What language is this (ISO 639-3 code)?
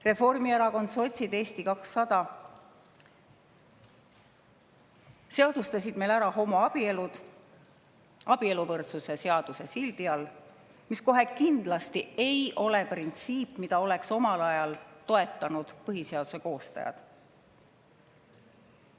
est